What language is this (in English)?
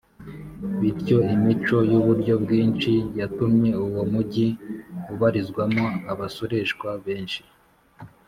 Kinyarwanda